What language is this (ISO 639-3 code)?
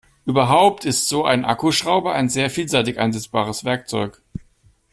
deu